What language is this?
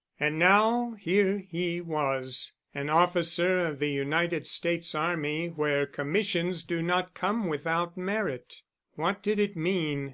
English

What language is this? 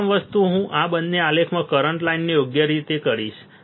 Gujarati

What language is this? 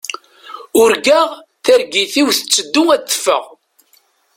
Kabyle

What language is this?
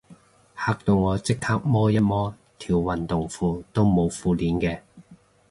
Cantonese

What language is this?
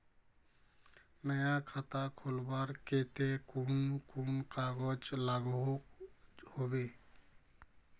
Magahi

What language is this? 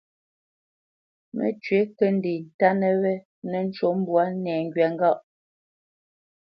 Bamenyam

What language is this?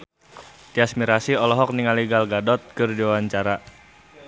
Sundanese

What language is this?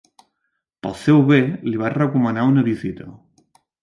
Catalan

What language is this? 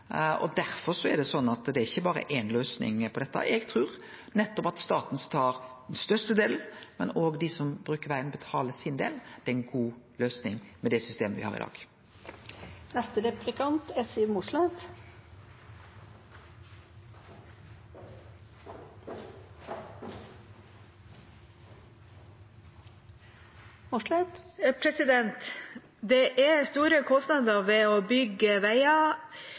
Norwegian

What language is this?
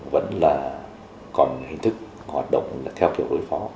Vietnamese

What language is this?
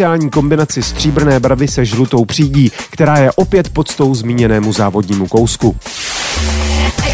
Czech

